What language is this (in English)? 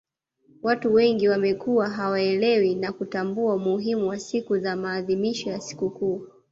Swahili